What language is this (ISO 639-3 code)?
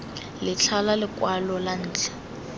tsn